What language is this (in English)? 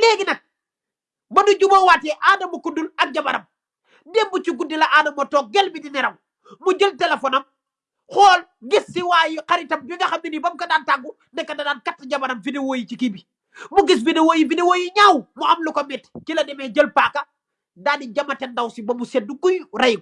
Indonesian